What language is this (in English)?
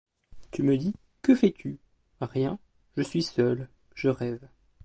French